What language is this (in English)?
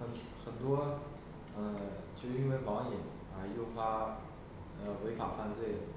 Chinese